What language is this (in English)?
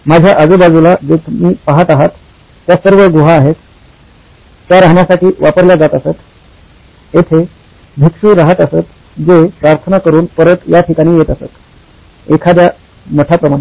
Marathi